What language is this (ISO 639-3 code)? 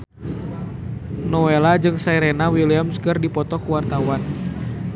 sun